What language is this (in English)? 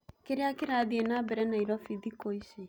Kikuyu